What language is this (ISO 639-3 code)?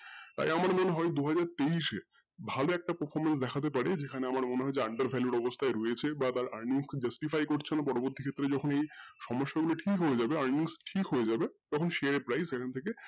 ben